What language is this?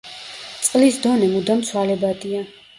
Georgian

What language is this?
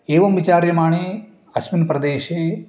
Sanskrit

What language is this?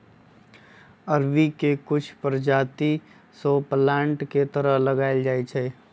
Magahi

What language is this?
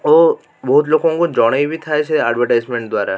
Odia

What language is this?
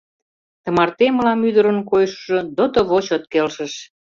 Mari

